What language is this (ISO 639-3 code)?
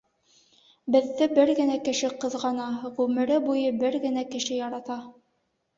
bak